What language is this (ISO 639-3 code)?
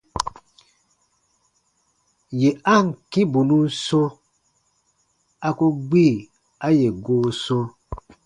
bba